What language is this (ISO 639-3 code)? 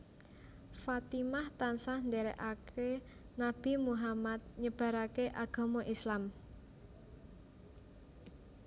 jav